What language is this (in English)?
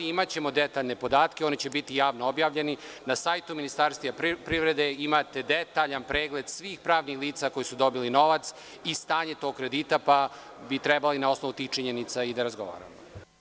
Serbian